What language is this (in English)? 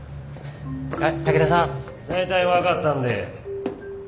Japanese